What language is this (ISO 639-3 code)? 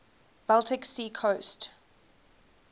eng